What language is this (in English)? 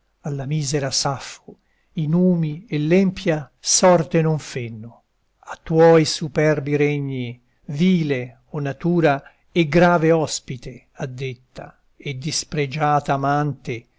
Italian